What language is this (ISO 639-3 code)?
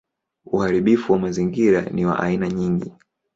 swa